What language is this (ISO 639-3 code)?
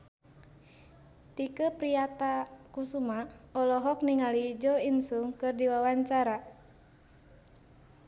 sun